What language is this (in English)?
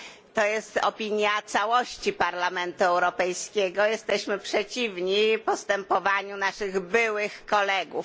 Polish